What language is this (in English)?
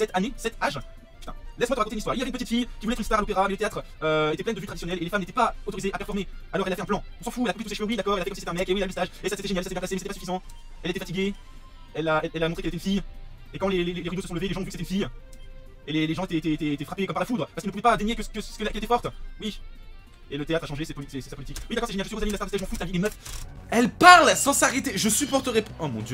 French